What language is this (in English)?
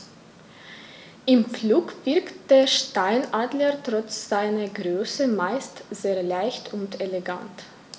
German